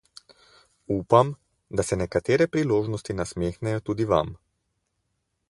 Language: Slovenian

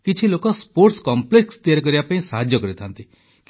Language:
Odia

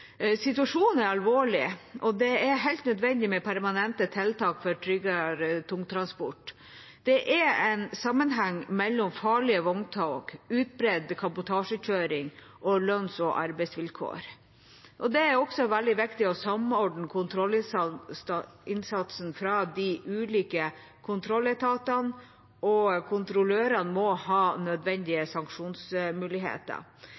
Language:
Norwegian Bokmål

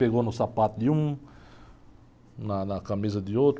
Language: Portuguese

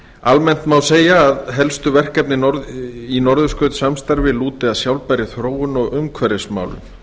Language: Icelandic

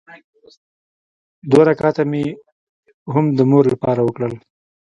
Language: Pashto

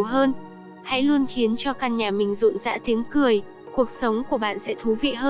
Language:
Vietnamese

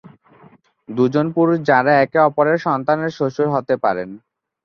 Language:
Bangla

